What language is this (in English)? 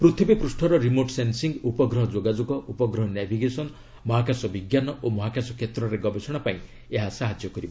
Odia